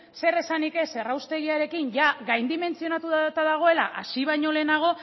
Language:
Basque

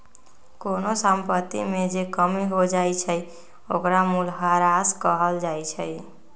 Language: Magahi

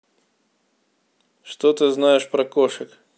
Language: Russian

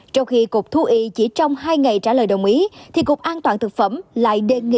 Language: Vietnamese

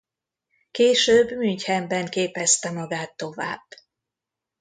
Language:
Hungarian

